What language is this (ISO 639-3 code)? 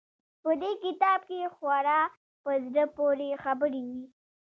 pus